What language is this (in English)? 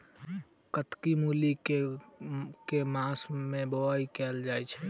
Maithili